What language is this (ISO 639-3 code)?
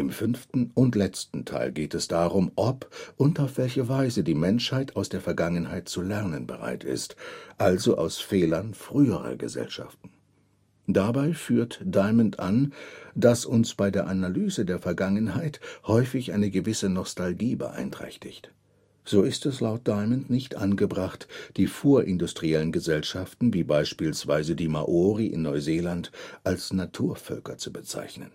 deu